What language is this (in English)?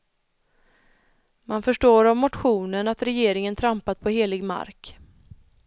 Swedish